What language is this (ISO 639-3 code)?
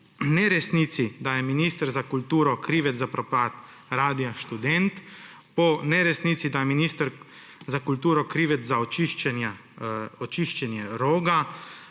slv